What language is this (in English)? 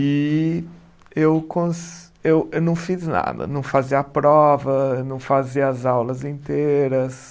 Portuguese